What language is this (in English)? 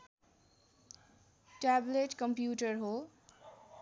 Nepali